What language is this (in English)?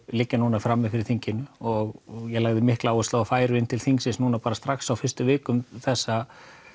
Icelandic